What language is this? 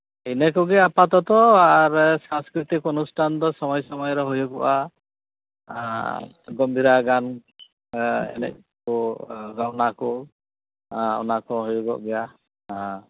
Santali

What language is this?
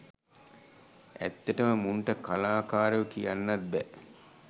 Sinhala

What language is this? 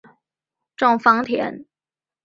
Chinese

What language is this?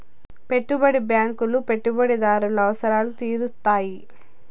Telugu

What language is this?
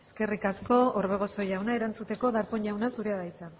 Basque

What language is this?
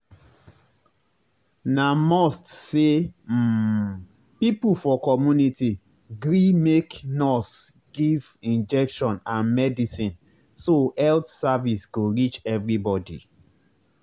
Nigerian Pidgin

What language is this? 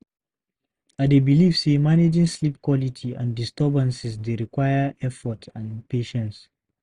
Nigerian Pidgin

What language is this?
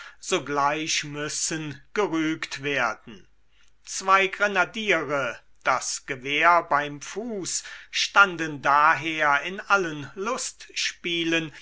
German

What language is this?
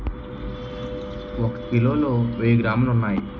Telugu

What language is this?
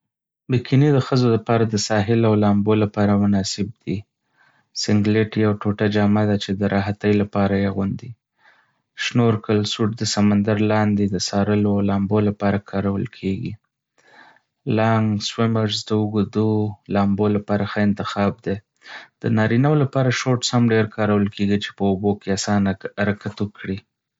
Pashto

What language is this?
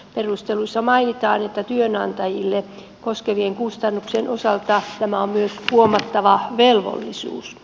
Finnish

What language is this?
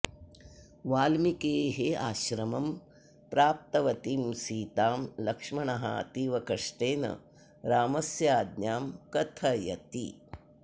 Sanskrit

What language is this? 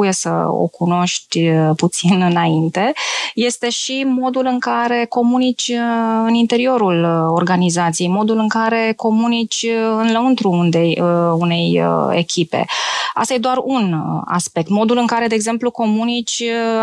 Romanian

